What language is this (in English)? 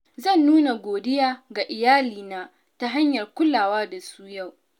Hausa